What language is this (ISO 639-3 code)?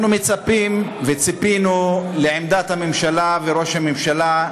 heb